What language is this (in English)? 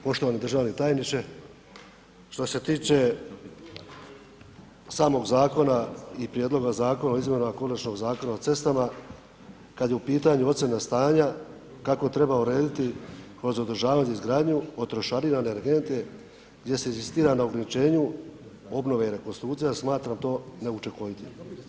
Croatian